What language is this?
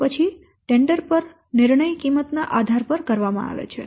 Gujarati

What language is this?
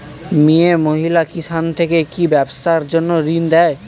Bangla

